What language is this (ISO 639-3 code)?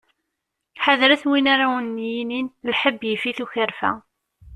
kab